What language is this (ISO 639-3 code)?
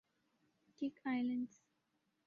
urd